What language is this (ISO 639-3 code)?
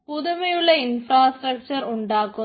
mal